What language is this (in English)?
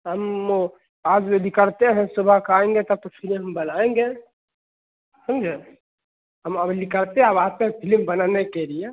Hindi